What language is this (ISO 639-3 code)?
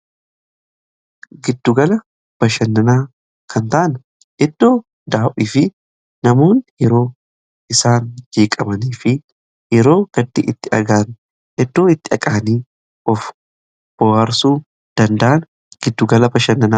orm